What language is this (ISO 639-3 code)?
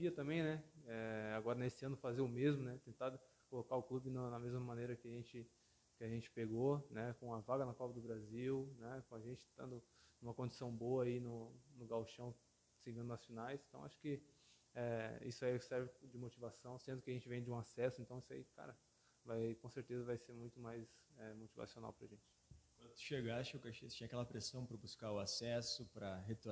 por